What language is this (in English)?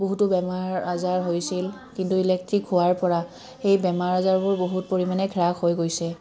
Assamese